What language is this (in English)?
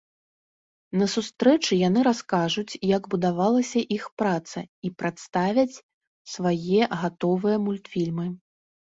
Belarusian